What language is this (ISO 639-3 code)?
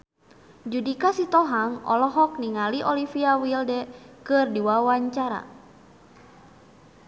sun